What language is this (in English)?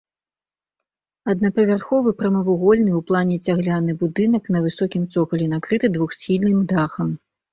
Belarusian